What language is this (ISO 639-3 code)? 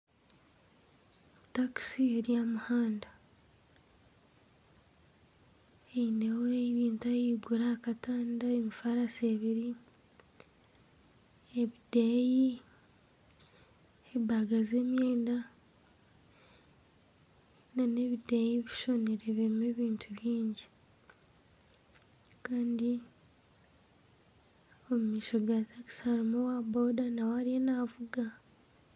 nyn